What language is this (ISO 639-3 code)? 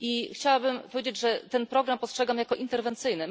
pol